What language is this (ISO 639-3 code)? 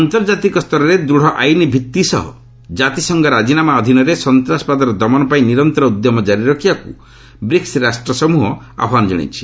ori